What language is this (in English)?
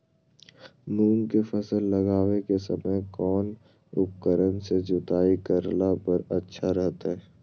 Magahi